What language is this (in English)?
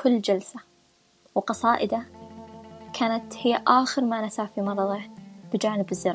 Arabic